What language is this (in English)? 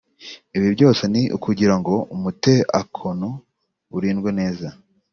Kinyarwanda